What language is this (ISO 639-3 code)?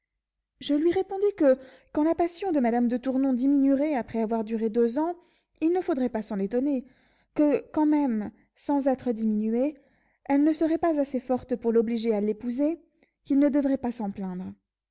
fra